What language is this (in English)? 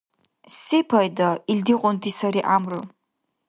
Dargwa